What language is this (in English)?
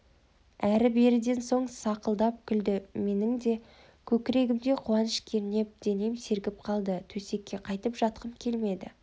Kazakh